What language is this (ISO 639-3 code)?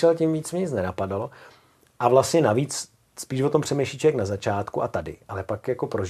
ces